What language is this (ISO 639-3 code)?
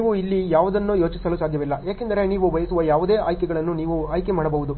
kan